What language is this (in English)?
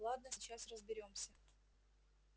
Russian